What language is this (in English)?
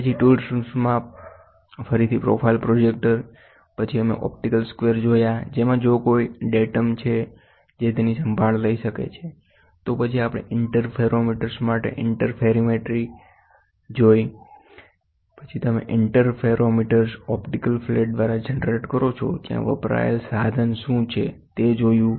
Gujarati